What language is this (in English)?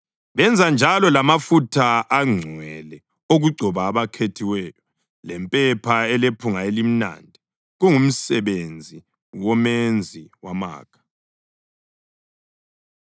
North Ndebele